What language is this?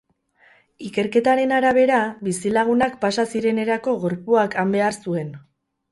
Basque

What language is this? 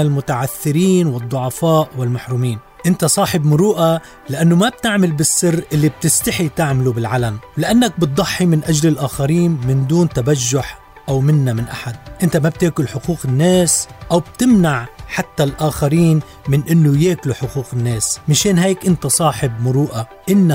Arabic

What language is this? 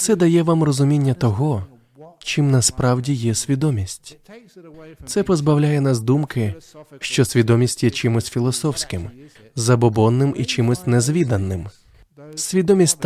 Ukrainian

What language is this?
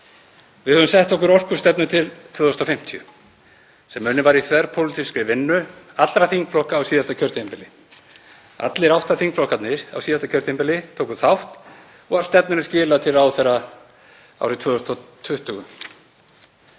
Icelandic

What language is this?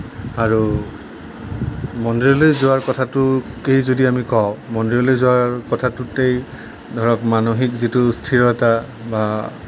Assamese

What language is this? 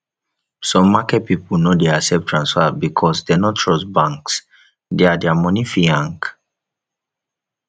Nigerian Pidgin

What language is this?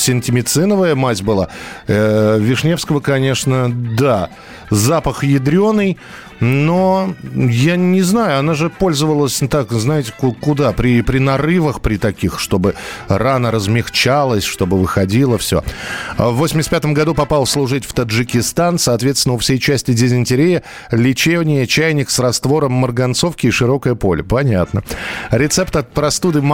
Russian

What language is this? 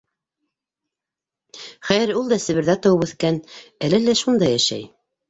Bashkir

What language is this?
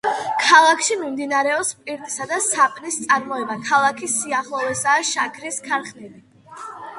Georgian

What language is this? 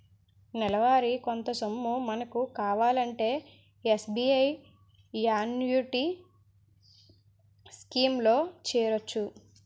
Telugu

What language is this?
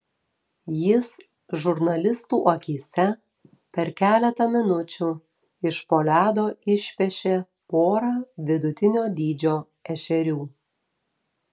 Lithuanian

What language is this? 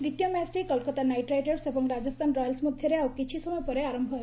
Odia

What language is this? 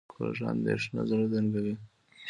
Pashto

